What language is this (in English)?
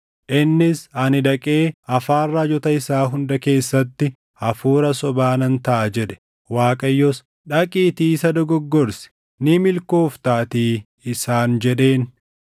Oromo